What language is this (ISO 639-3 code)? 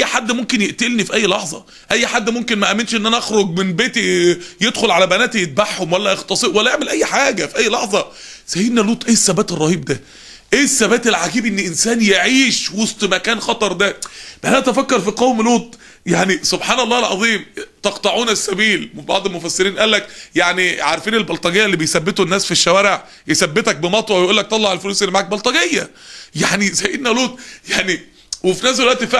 ara